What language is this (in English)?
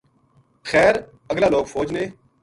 Gujari